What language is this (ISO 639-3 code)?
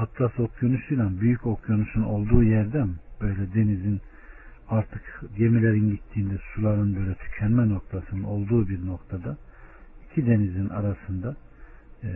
tur